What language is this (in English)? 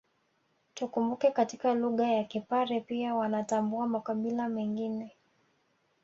Swahili